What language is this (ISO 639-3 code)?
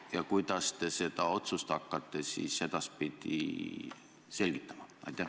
est